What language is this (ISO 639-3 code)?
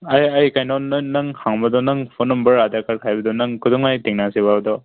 mni